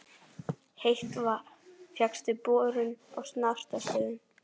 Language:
Icelandic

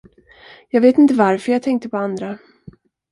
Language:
Swedish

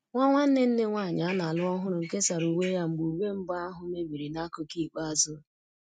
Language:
Igbo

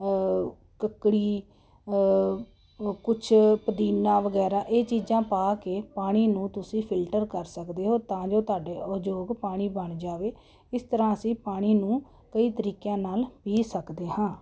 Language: Punjabi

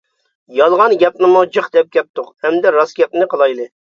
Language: Uyghur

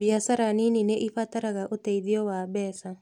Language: Kikuyu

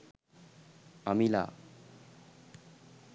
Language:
Sinhala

